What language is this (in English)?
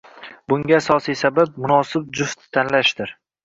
Uzbek